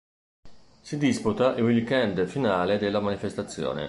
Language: Italian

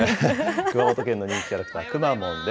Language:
Japanese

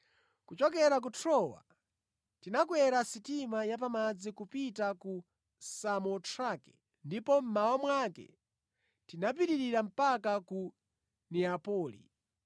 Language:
Nyanja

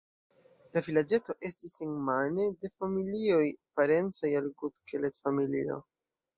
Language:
Esperanto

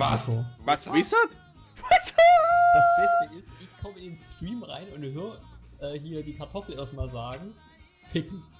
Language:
German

